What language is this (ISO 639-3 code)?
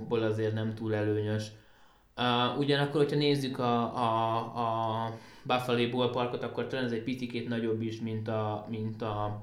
hun